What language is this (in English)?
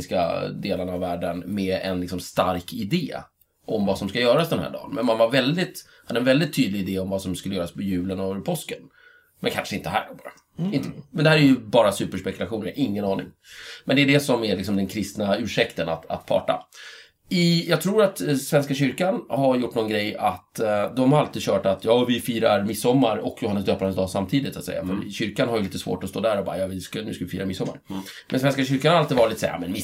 Swedish